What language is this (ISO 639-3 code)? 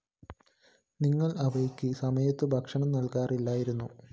mal